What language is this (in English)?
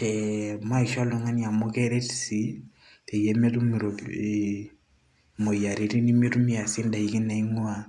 Masai